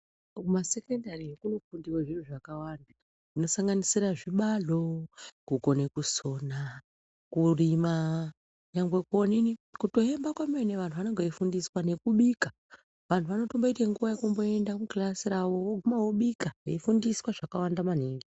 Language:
Ndau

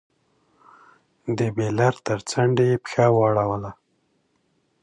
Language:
Pashto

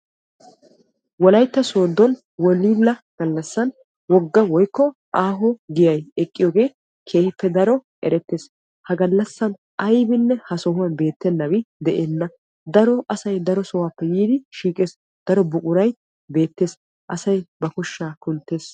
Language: Wolaytta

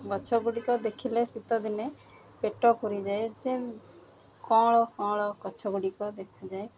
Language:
Odia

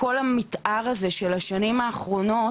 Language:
Hebrew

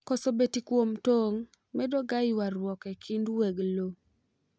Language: Luo (Kenya and Tanzania)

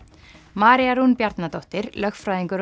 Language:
Icelandic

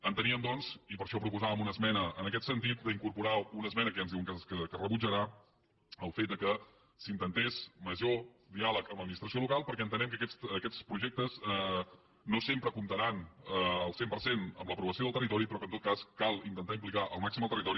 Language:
Catalan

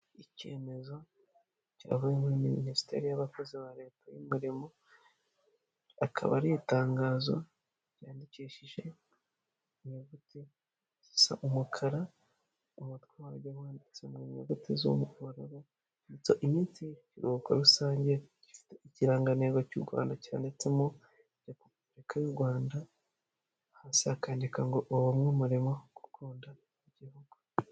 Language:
Kinyarwanda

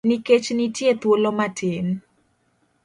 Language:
Luo (Kenya and Tanzania)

